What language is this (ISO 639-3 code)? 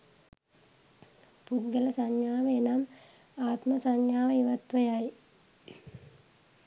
sin